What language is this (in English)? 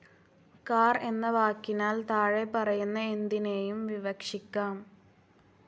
Malayalam